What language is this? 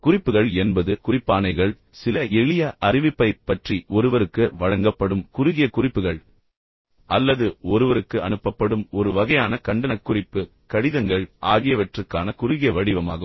Tamil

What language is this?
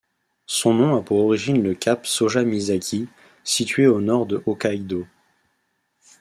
French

